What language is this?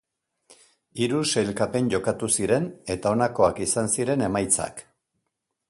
Basque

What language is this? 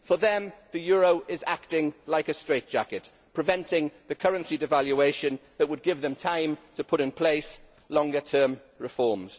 English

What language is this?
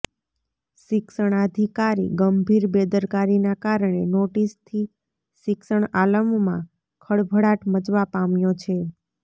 Gujarati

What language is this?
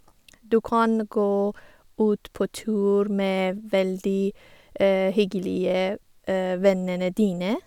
Norwegian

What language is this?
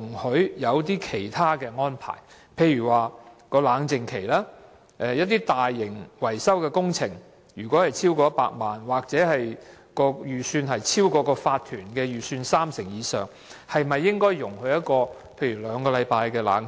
Cantonese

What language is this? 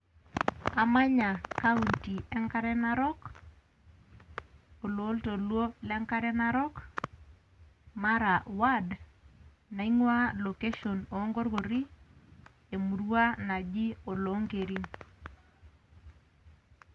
Masai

